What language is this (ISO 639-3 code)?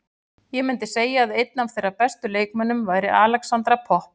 isl